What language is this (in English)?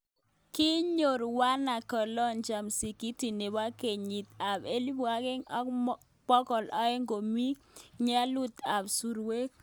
Kalenjin